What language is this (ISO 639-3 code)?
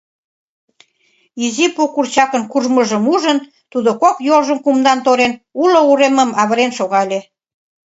chm